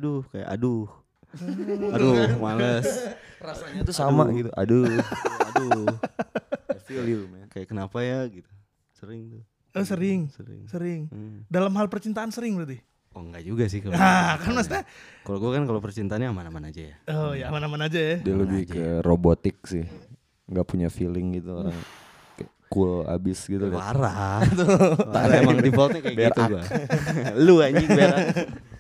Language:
Indonesian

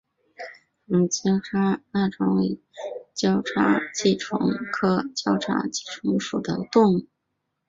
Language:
Chinese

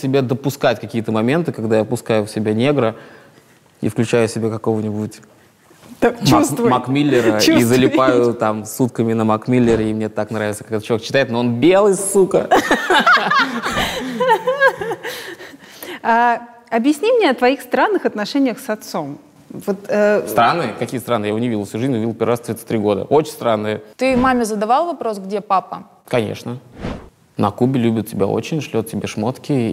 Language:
Russian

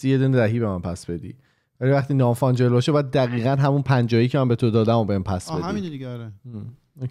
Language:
Persian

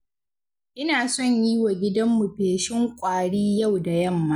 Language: Hausa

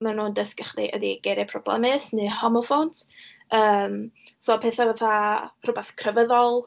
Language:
Welsh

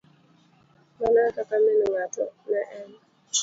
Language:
Luo (Kenya and Tanzania)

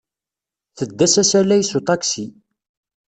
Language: Kabyle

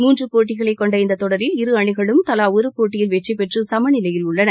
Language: Tamil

